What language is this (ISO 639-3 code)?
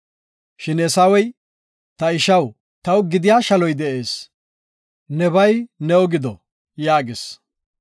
gof